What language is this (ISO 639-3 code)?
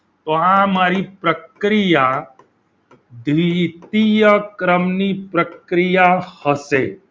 guj